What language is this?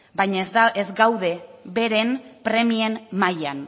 Basque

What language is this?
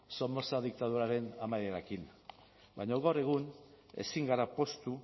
Basque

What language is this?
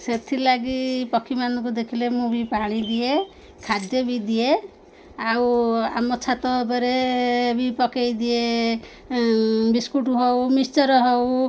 Odia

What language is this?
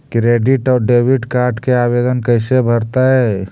Magahi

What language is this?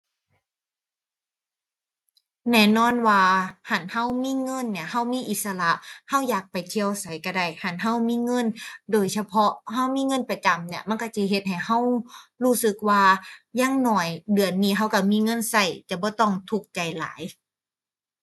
Thai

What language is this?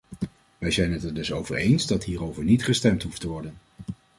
Dutch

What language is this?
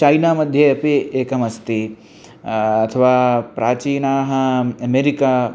Sanskrit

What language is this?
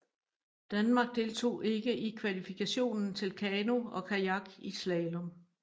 Danish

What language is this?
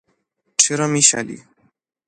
Persian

